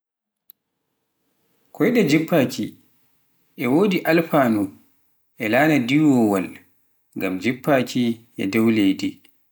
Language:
Pular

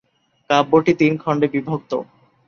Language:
Bangla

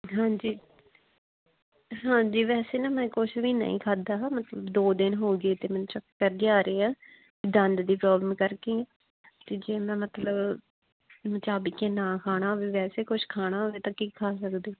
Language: Punjabi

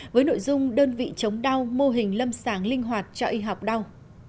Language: Vietnamese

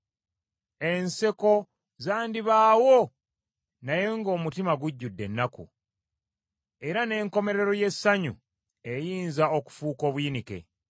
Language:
Ganda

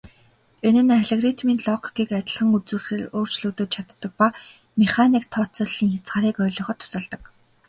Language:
Mongolian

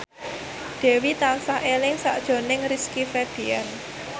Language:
Javanese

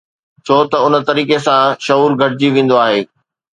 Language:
Sindhi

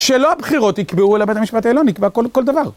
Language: Hebrew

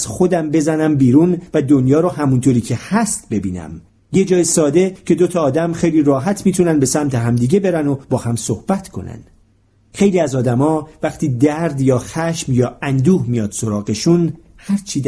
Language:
Persian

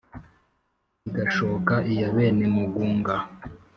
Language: Kinyarwanda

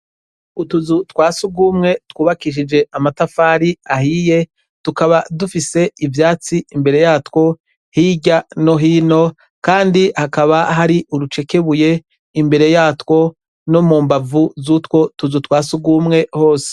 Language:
Rundi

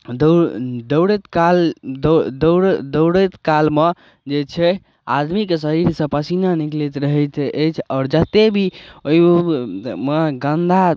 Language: Maithili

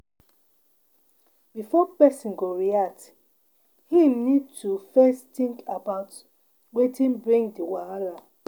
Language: Nigerian Pidgin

